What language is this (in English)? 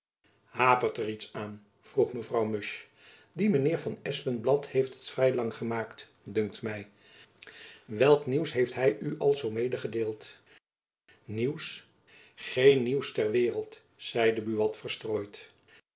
Dutch